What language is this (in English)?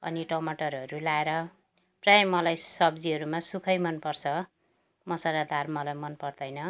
Nepali